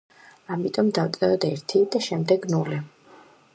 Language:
Georgian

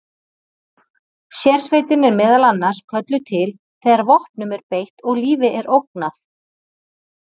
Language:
Icelandic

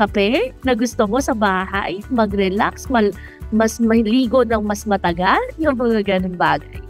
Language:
Filipino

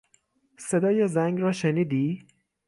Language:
Persian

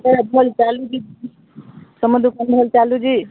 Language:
Odia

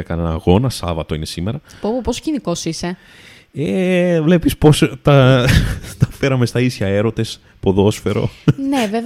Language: Greek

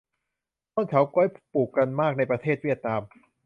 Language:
Thai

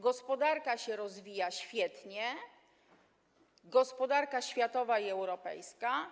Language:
Polish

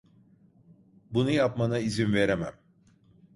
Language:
Turkish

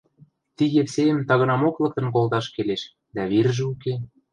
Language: Western Mari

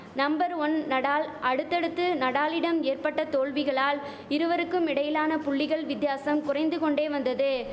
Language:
Tamil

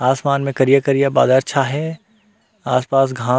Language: Chhattisgarhi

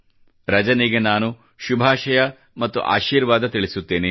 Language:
Kannada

